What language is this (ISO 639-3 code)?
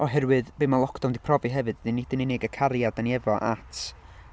cym